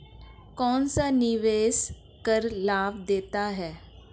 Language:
Hindi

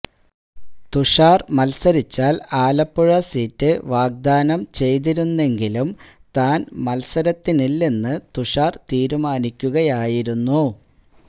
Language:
Malayalam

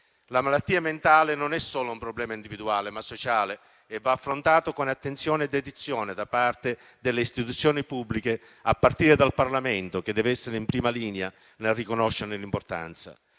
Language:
Italian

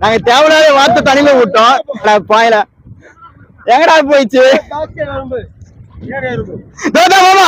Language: Arabic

